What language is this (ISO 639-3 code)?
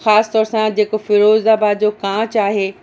snd